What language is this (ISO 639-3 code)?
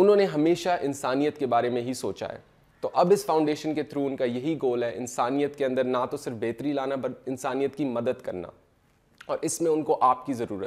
urd